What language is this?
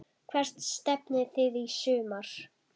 Icelandic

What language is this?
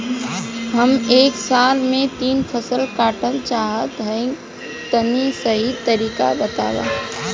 Bhojpuri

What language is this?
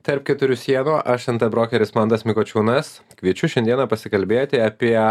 Lithuanian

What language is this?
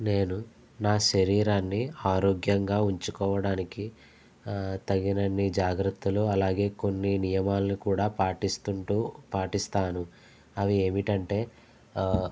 Telugu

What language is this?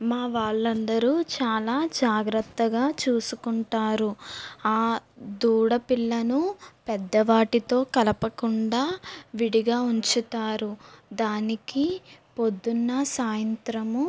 Telugu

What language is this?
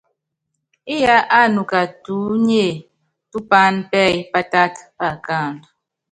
Yangben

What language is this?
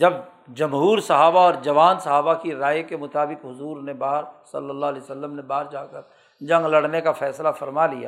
Urdu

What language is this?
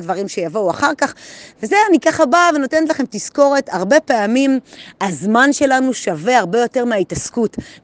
Hebrew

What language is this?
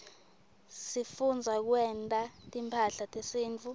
Swati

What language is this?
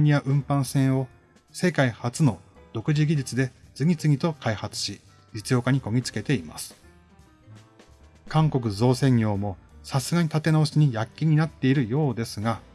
Japanese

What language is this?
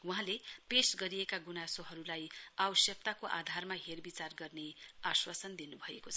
Nepali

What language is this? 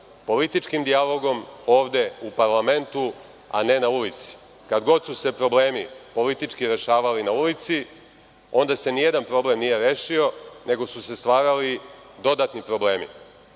Serbian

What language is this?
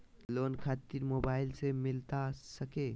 Magahi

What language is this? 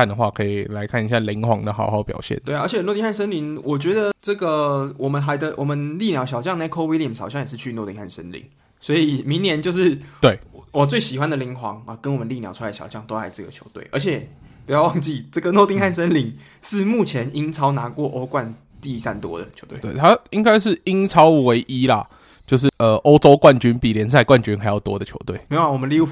Chinese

